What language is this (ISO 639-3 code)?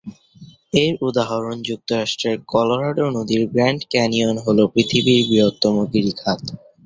ben